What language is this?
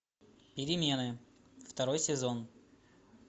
Russian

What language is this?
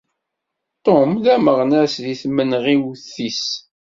Kabyle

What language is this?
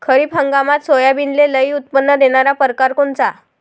Marathi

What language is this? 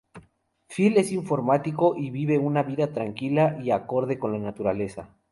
Spanish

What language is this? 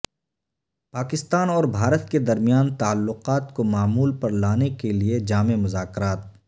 Urdu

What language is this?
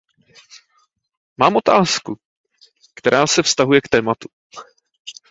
Czech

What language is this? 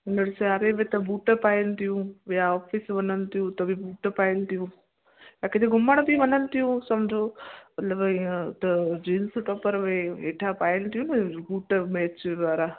Sindhi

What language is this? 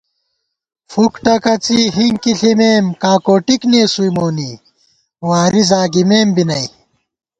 Gawar-Bati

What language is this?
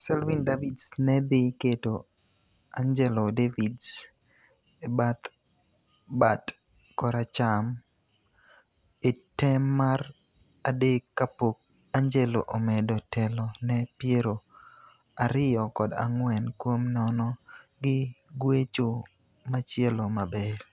Luo (Kenya and Tanzania)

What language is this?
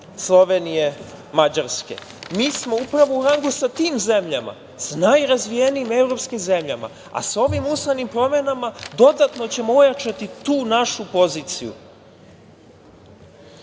Serbian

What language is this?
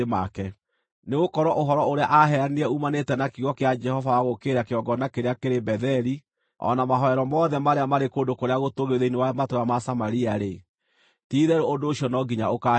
Kikuyu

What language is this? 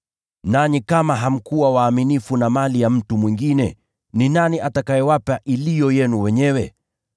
Swahili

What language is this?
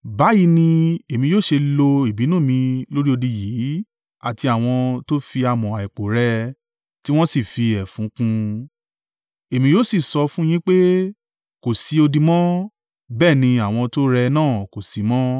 Yoruba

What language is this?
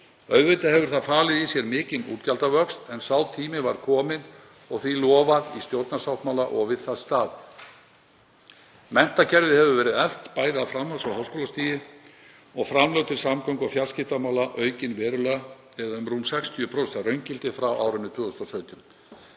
Icelandic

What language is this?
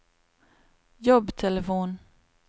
Norwegian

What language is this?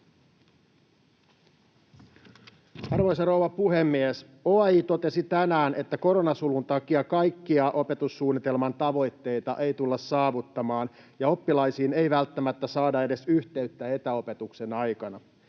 Finnish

